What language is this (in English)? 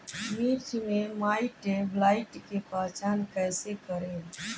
Bhojpuri